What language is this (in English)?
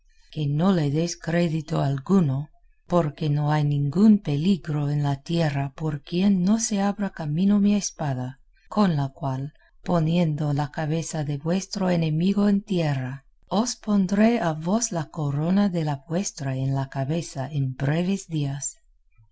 Spanish